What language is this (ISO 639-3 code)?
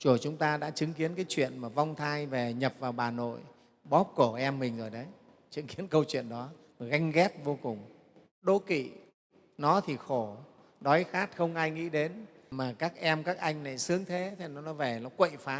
vie